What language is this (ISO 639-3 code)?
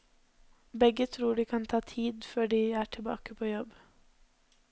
nor